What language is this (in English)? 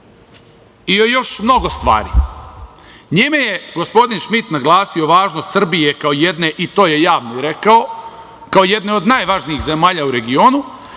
Serbian